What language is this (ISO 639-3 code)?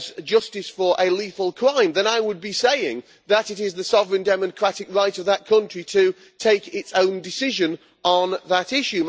eng